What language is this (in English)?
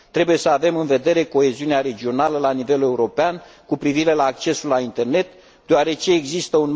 Romanian